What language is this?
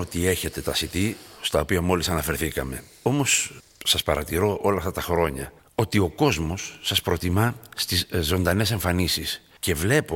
Greek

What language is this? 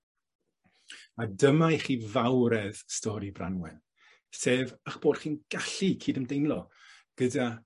Welsh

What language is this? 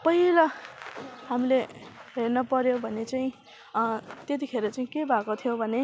Nepali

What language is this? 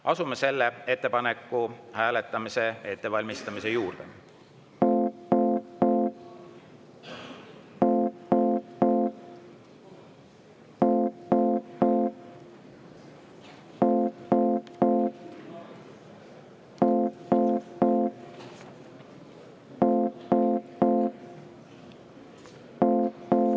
Estonian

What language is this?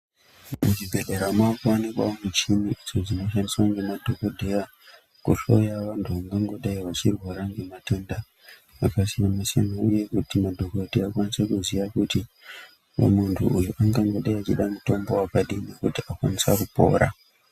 Ndau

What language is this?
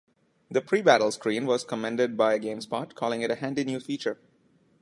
English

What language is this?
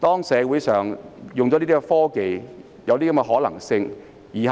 Cantonese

